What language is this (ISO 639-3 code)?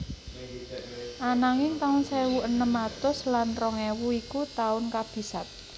jav